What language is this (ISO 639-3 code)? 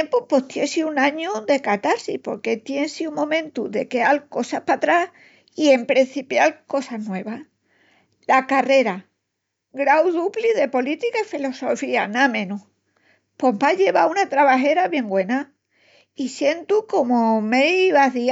ext